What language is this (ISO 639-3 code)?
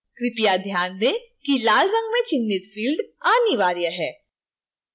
hin